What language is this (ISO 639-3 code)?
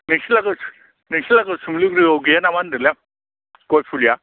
brx